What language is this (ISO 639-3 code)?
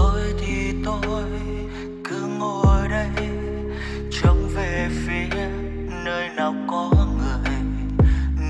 vie